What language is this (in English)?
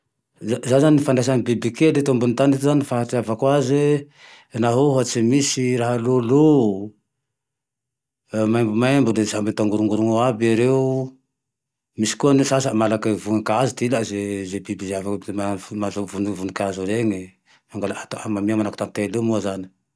Tandroy-Mahafaly Malagasy